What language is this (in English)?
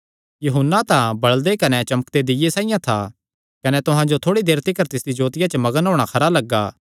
Kangri